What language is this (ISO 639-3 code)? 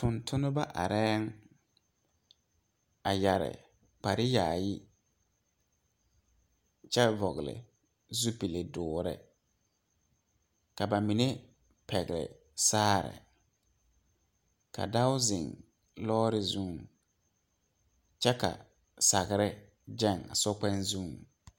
dga